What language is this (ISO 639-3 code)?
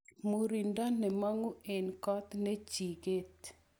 kln